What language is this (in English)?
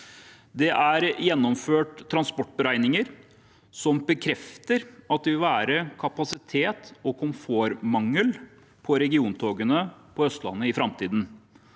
Norwegian